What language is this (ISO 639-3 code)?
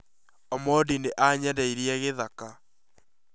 kik